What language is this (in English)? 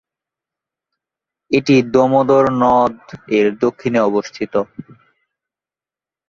Bangla